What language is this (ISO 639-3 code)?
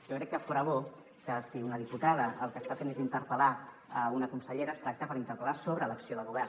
cat